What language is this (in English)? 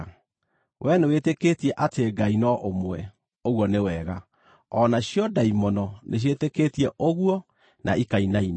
Kikuyu